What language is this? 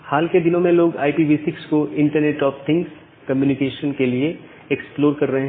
Hindi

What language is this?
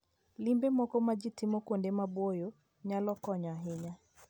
Luo (Kenya and Tanzania)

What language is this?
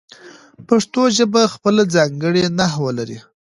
Pashto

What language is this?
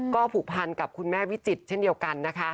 Thai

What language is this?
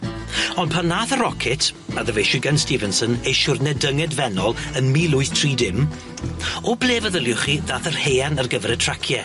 Welsh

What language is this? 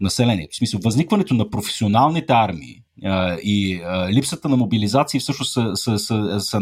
Bulgarian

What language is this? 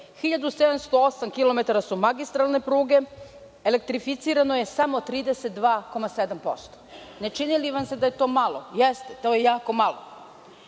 Serbian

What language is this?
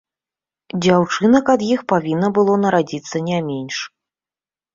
Belarusian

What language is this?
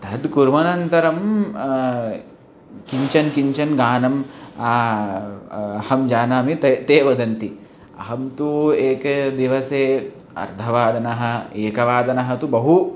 Sanskrit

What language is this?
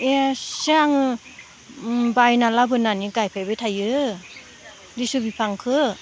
Bodo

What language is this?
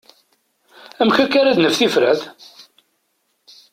Kabyle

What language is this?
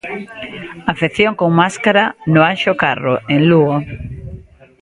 Galician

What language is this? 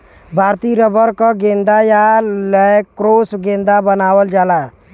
Bhojpuri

